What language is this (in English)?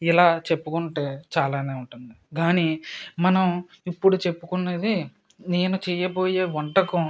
Telugu